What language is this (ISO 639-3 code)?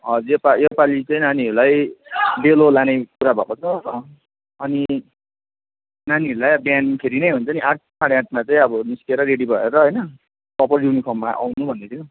nep